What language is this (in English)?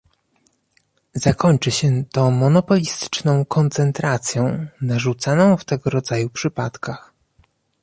Polish